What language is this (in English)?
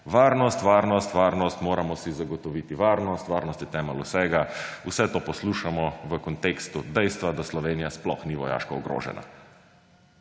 Slovenian